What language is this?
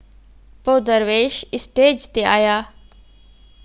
Sindhi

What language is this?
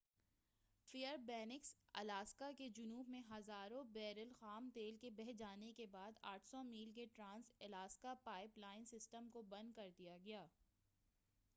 Urdu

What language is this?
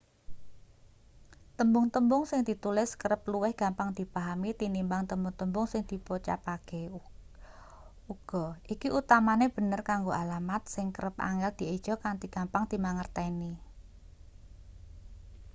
Javanese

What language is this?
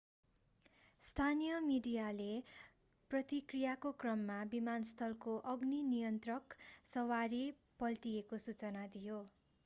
Nepali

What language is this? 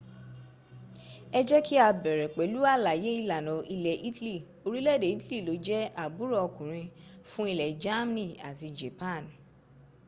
Yoruba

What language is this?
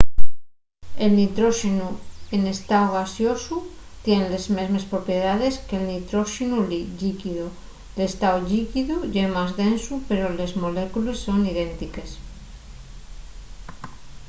Asturian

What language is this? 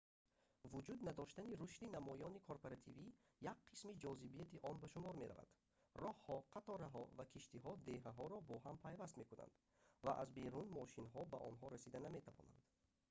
Tajik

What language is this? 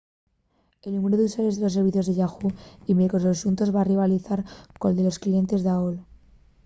Asturian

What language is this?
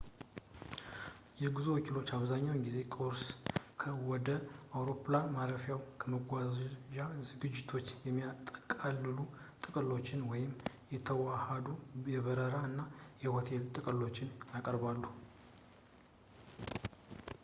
Amharic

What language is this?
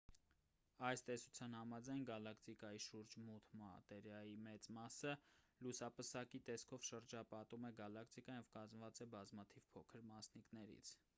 Armenian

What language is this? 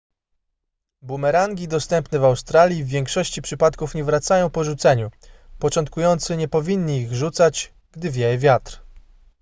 Polish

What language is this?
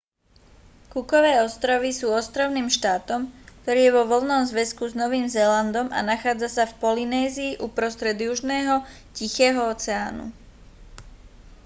Slovak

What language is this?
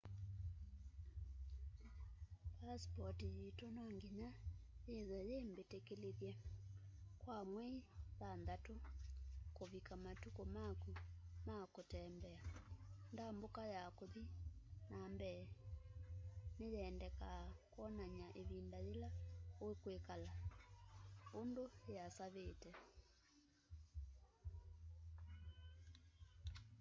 Kamba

